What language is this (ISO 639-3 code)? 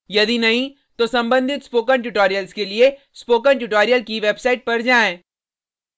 hin